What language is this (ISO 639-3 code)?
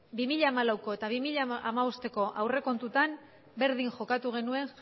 eus